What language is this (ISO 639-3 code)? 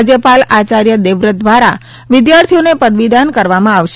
guj